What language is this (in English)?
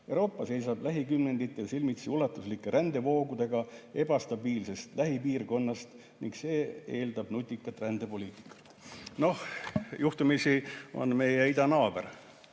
Estonian